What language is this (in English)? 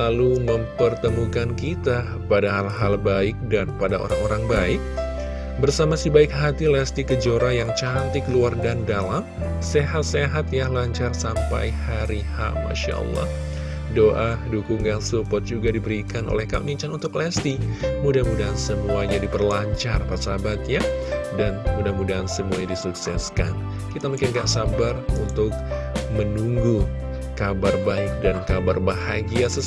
Indonesian